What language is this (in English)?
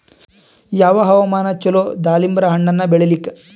Kannada